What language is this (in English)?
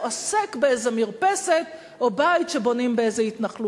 Hebrew